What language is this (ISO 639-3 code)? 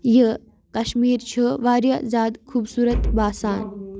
kas